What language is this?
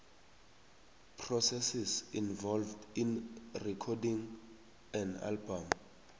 South Ndebele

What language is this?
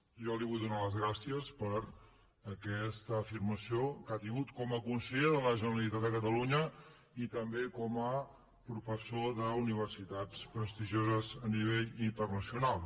Catalan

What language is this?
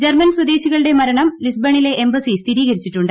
Malayalam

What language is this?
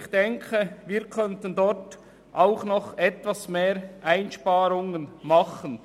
Swiss German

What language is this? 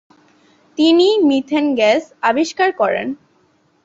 Bangla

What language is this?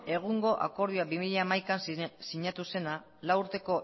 Basque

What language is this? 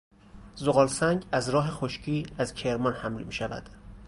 Persian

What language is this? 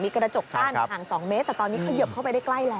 Thai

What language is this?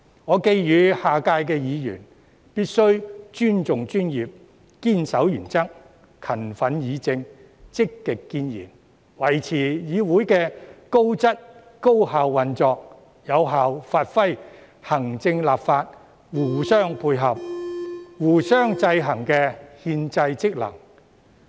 Cantonese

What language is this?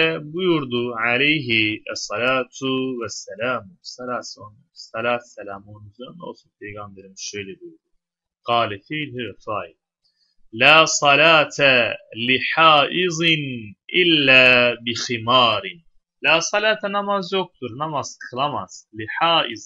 Turkish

